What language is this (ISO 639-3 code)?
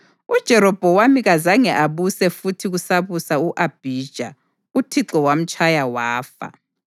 nde